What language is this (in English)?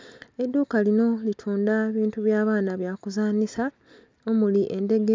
Soga